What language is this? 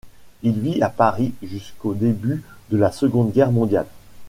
French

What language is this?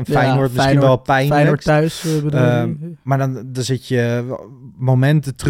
Dutch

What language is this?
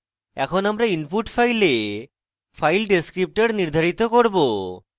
Bangla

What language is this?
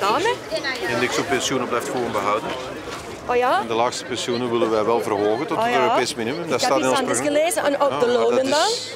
Dutch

